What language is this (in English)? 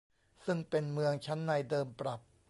Thai